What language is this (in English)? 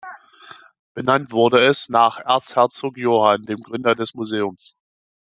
German